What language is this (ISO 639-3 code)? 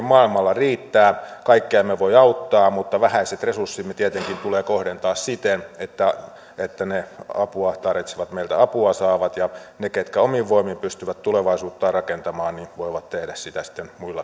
fin